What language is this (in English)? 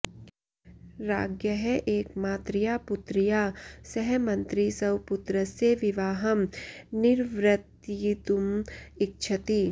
Sanskrit